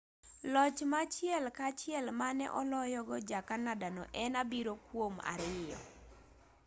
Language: Luo (Kenya and Tanzania)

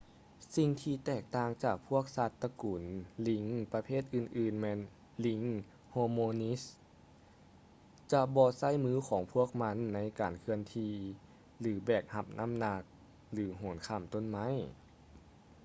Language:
Lao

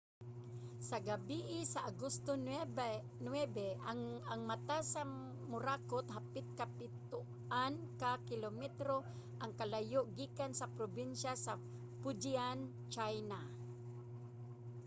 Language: Cebuano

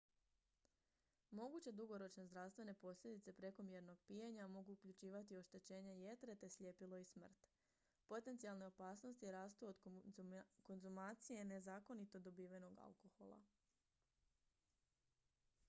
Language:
Croatian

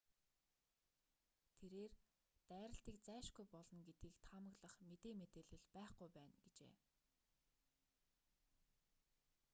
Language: Mongolian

